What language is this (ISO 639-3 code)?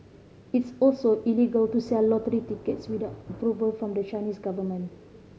eng